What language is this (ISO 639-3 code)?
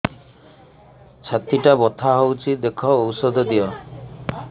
ori